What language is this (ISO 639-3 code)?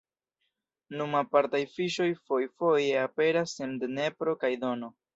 epo